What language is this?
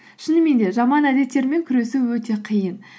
Kazakh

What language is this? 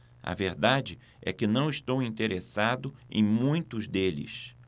Portuguese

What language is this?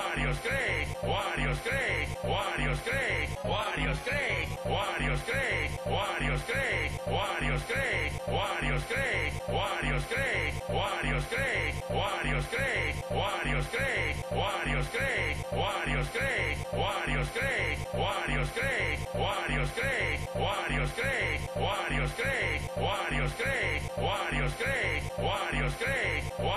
Hungarian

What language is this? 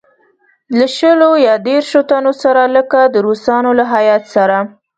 Pashto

